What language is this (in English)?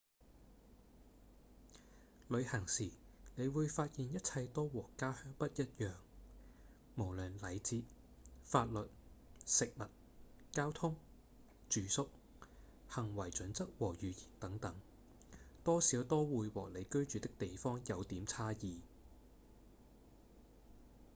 Cantonese